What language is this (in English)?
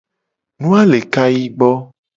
Gen